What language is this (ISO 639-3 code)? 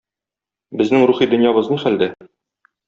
tat